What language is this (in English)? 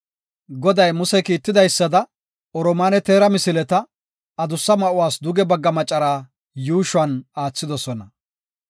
Gofa